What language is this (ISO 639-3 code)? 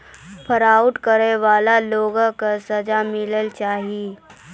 mai